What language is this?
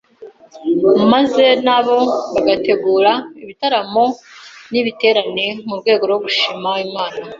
Kinyarwanda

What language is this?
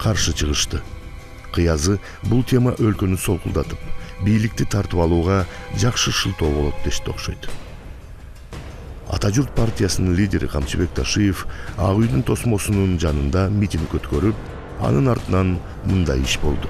Turkish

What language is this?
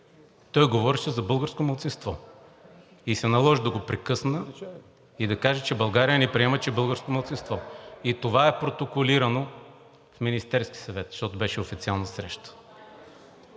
Bulgarian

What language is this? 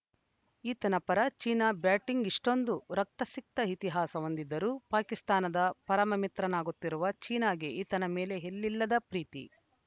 Kannada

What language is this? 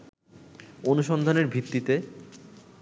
Bangla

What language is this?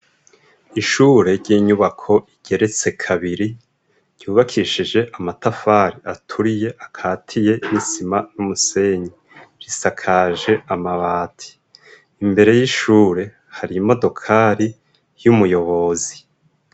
Rundi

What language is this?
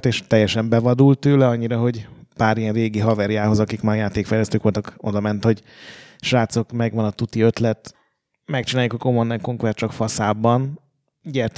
Hungarian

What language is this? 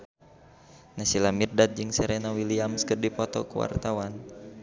Sundanese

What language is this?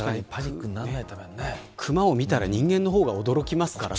Japanese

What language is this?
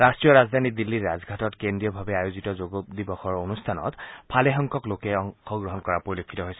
Assamese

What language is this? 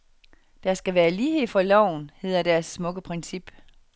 Danish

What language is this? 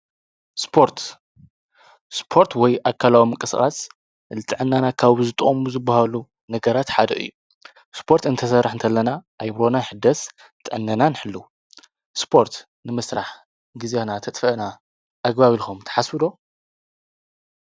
Tigrinya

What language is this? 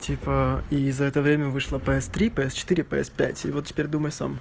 Russian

